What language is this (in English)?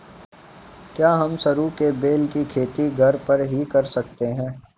Hindi